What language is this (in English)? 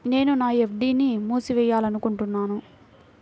Telugu